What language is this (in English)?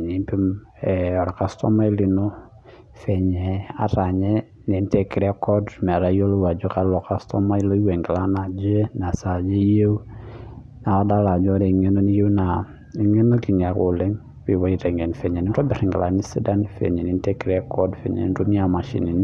Masai